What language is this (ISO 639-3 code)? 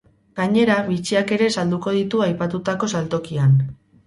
eus